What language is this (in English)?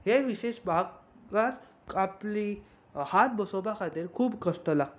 Konkani